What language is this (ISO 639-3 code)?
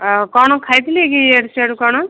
ori